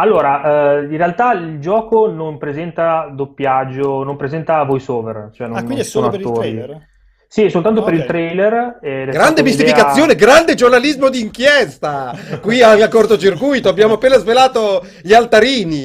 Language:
Italian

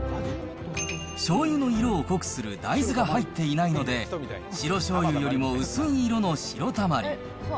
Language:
Japanese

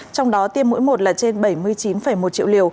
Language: Vietnamese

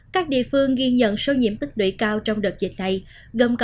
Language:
Vietnamese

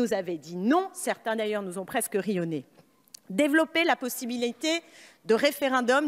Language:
French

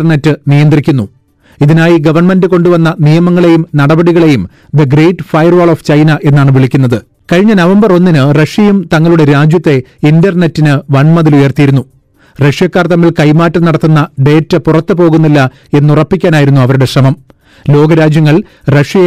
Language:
Malayalam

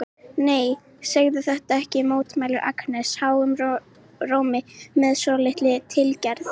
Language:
Icelandic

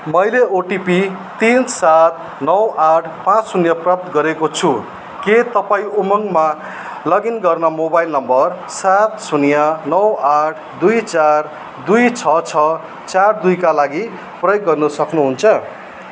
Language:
Nepali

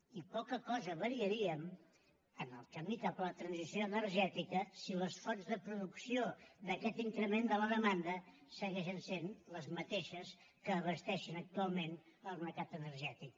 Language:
Catalan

